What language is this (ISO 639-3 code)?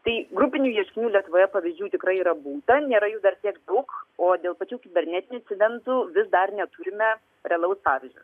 lit